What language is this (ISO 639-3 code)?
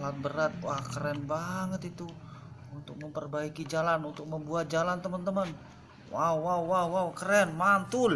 ind